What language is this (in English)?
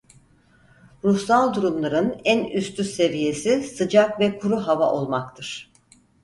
Turkish